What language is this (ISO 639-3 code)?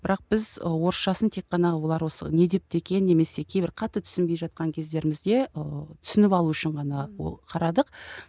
kaz